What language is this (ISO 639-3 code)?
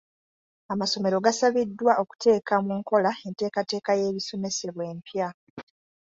lug